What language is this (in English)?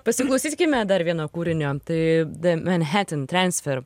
Lithuanian